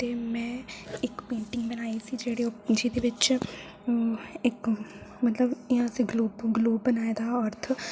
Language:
Dogri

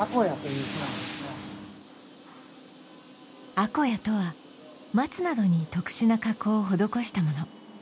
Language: Japanese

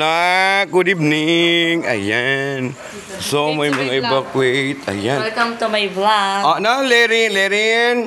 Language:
Filipino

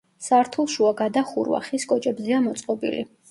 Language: Georgian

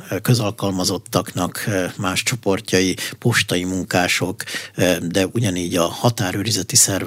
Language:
Hungarian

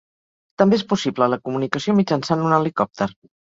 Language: Catalan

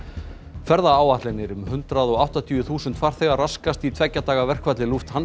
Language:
Icelandic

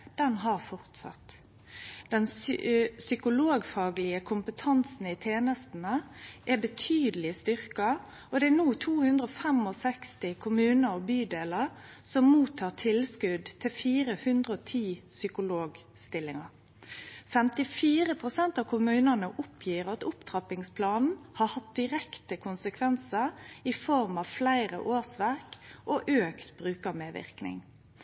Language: Norwegian Nynorsk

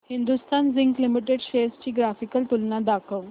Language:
Marathi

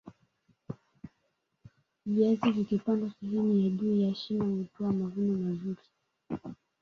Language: Swahili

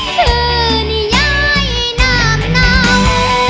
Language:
Thai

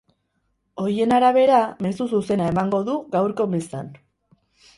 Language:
Basque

